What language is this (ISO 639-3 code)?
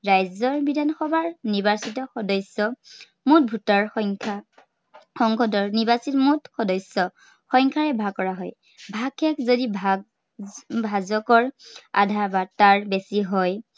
asm